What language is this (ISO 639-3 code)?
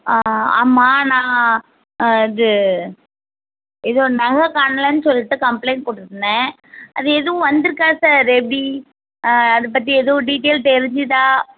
tam